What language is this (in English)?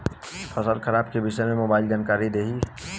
Bhojpuri